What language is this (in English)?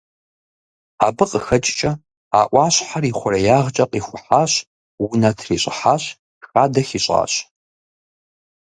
Kabardian